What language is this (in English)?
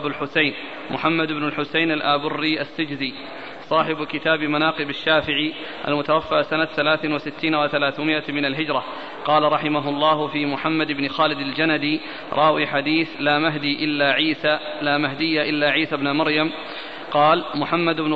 Arabic